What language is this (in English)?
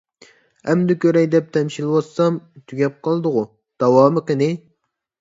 Uyghur